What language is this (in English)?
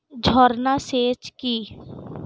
Bangla